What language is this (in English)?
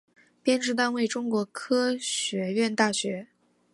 Chinese